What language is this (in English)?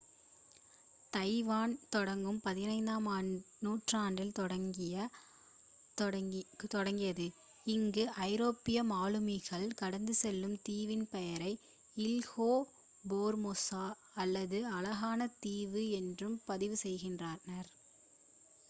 Tamil